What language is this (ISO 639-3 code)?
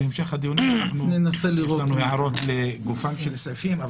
heb